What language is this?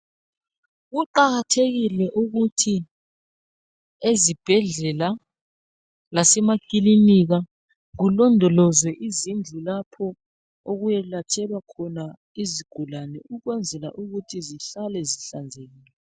North Ndebele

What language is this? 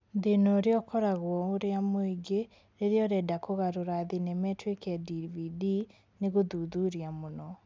Kikuyu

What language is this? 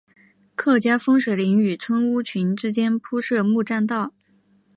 Chinese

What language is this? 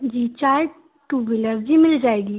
Hindi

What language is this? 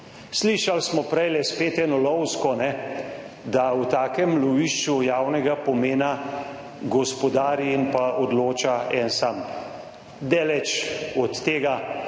Slovenian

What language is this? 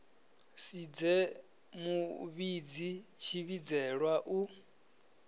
Venda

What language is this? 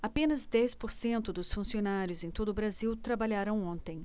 Portuguese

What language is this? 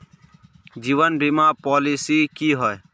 Magahi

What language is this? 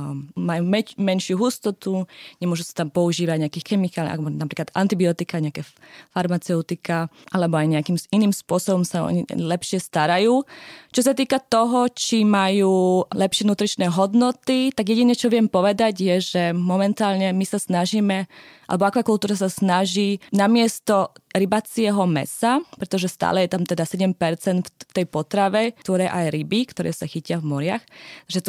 Slovak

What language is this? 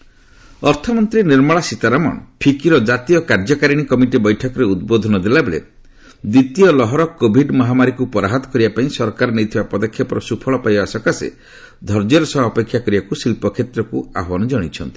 Odia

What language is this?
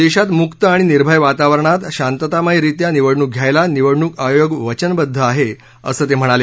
Marathi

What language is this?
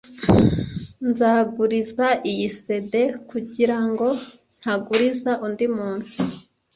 Kinyarwanda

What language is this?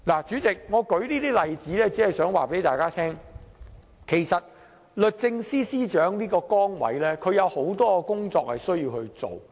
Cantonese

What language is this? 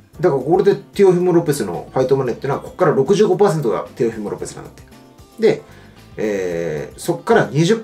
Japanese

